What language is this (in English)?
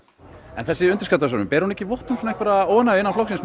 Icelandic